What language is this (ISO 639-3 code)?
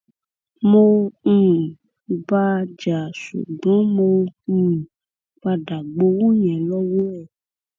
yor